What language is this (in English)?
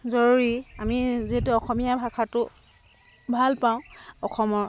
Assamese